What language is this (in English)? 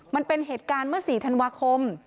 Thai